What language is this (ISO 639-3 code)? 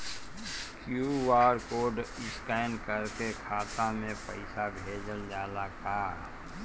bho